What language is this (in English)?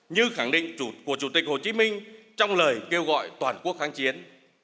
Vietnamese